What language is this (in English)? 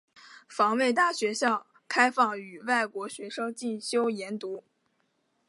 Chinese